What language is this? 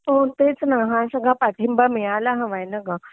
Marathi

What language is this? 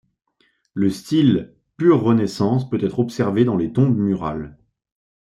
French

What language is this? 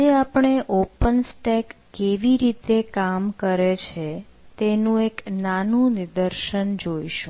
Gujarati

